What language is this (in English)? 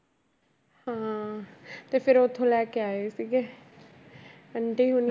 Punjabi